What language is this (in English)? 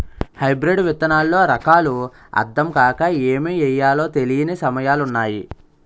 Telugu